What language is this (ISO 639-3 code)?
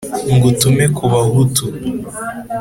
kin